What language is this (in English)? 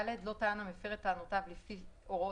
Hebrew